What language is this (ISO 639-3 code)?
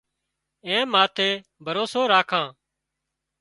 kxp